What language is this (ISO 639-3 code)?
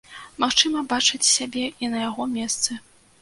bel